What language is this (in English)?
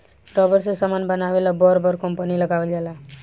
Bhojpuri